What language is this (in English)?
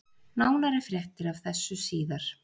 Icelandic